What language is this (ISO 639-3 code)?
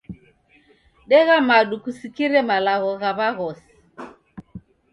dav